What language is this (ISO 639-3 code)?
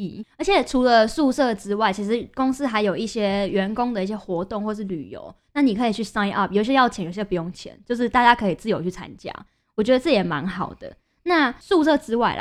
zho